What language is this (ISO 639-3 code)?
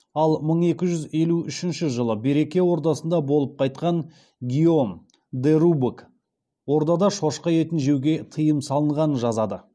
kaz